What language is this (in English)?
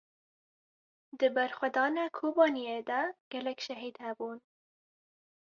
Kurdish